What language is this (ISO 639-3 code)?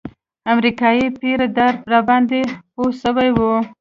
pus